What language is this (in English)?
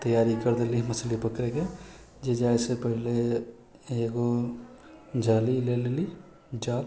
Maithili